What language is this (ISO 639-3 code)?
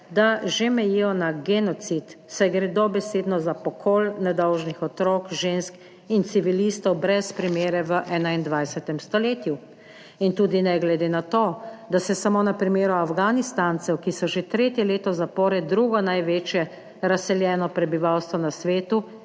slv